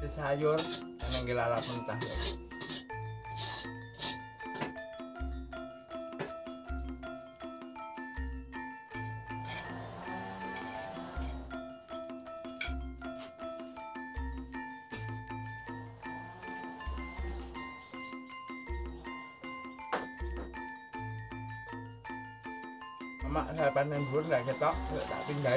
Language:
Indonesian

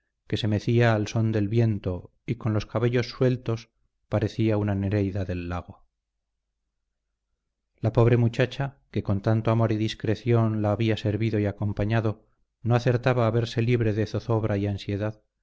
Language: Spanish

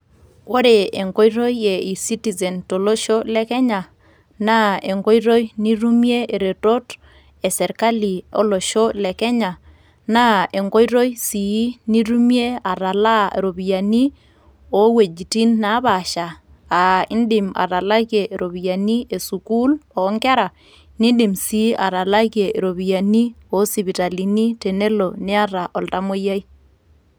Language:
Masai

